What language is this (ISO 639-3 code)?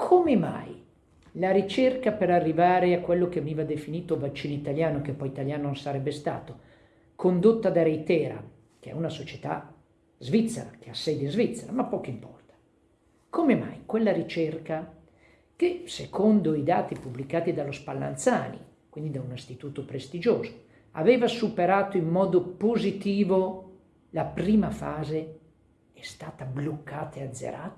ita